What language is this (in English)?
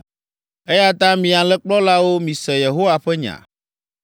Ewe